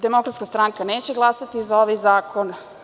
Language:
Serbian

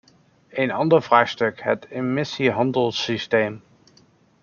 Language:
Dutch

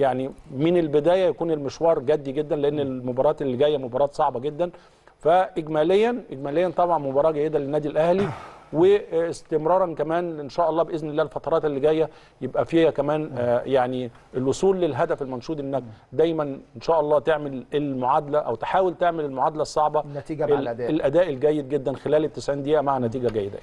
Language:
Arabic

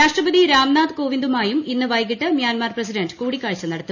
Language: Malayalam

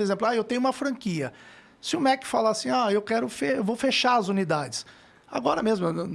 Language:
Portuguese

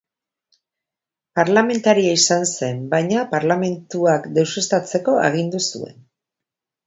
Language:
Basque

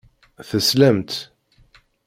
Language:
Kabyle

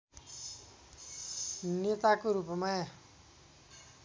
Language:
Nepali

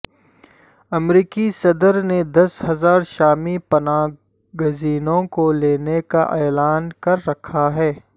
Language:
Urdu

